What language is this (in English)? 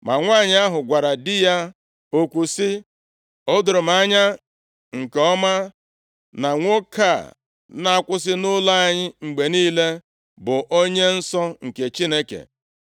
Igbo